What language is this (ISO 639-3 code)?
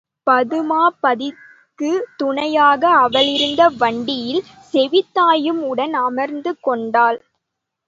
tam